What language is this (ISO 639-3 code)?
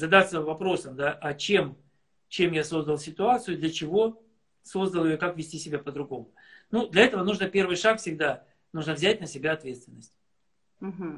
rus